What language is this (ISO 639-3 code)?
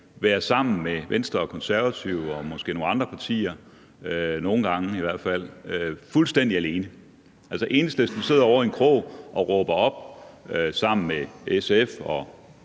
dan